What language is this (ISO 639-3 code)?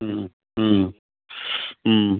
asm